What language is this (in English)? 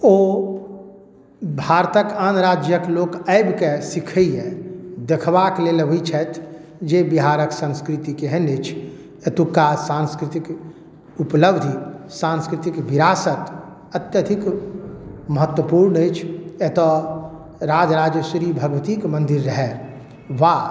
Maithili